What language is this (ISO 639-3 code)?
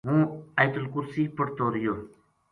gju